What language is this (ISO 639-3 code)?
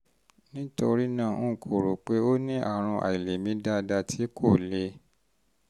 yor